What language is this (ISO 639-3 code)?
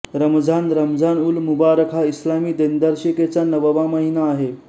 mar